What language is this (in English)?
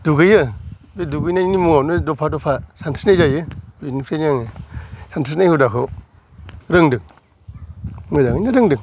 Bodo